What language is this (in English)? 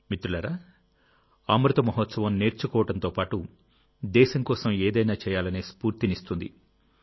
Telugu